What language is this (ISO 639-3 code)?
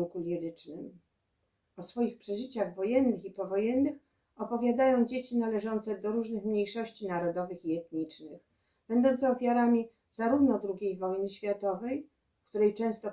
pol